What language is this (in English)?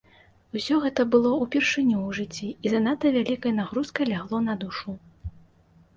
Belarusian